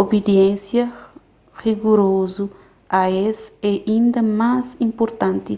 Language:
Kabuverdianu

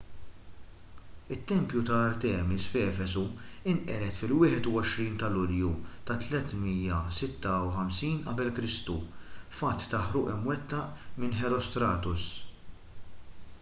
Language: Maltese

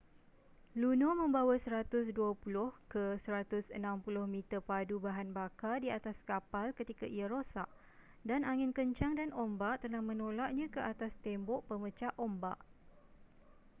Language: Malay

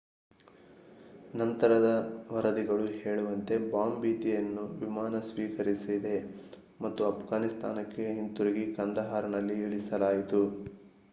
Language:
Kannada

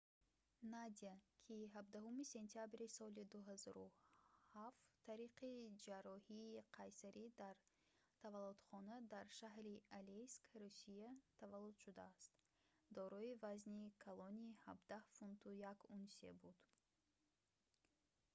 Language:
Tajik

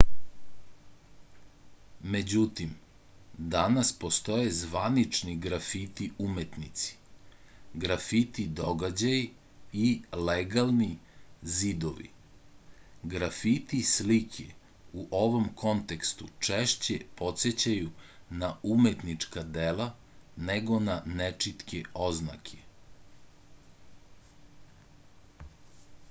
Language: Serbian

